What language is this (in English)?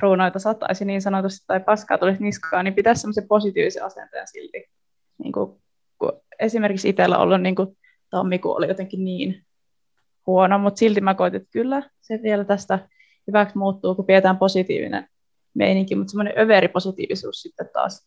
Finnish